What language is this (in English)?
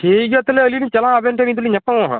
Santali